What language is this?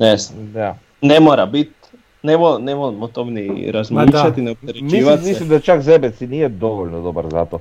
Croatian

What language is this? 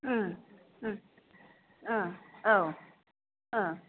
Bodo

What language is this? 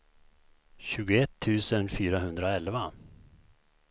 Swedish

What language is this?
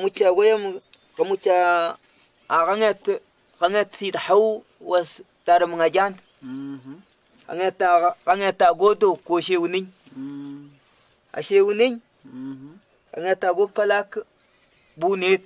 Swahili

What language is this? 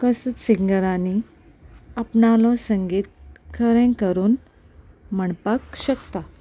Konkani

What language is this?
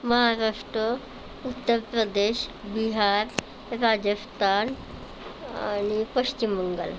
Marathi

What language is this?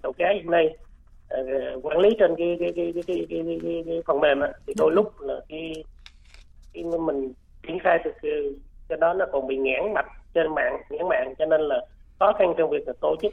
Vietnamese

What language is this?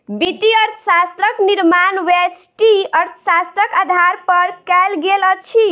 Maithili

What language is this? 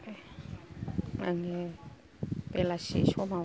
Bodo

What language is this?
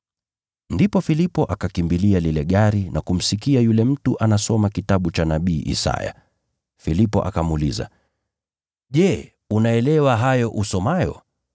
Swahili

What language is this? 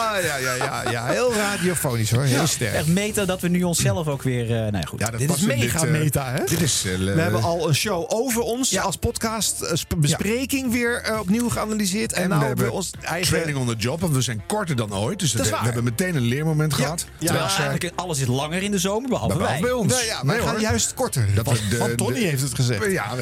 Dutch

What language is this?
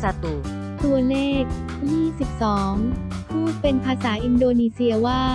Thai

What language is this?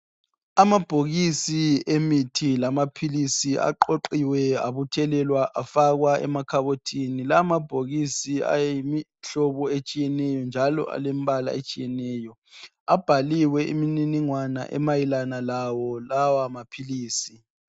North Ndebele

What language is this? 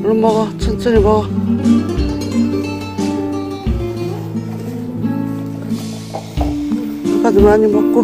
Korean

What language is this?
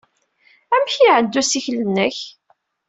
Kabyle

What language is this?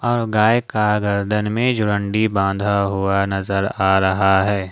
Hindi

